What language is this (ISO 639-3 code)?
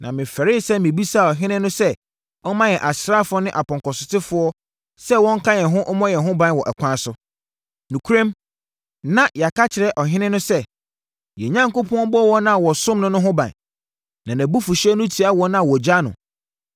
aka